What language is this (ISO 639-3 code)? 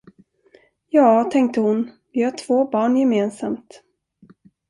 swe